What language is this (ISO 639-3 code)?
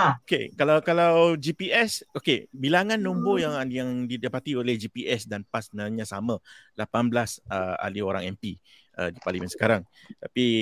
msa